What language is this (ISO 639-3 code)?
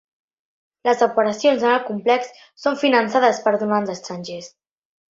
cat